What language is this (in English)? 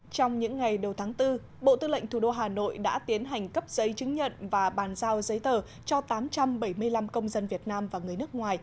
Vietnamese